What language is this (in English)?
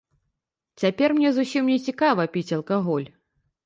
Belarusian